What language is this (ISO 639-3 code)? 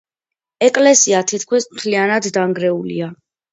kat